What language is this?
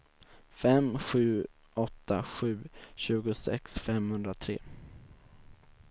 Swedish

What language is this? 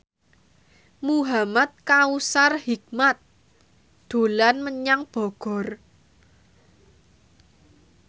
Javanese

